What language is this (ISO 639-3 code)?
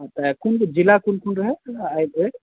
mai